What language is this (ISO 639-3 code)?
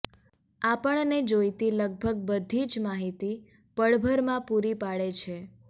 guj